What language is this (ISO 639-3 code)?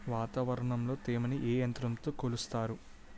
tel